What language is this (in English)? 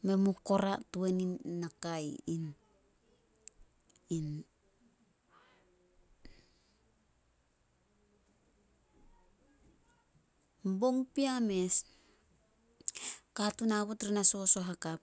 Solos